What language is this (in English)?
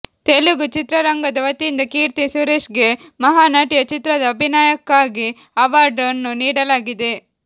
Kannada